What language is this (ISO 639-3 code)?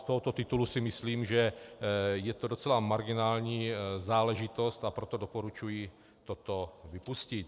ces